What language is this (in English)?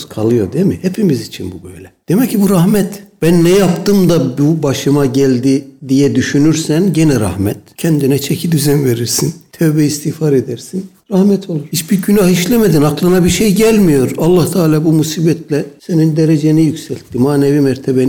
Turkish